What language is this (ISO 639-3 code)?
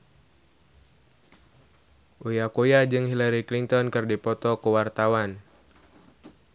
sun